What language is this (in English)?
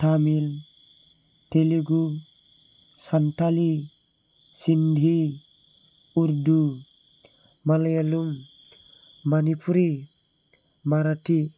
Bodo